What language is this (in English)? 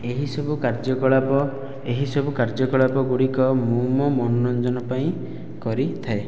Odia